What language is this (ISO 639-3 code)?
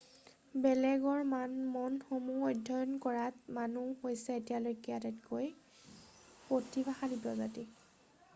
asm